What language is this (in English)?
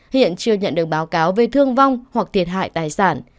Vietnamese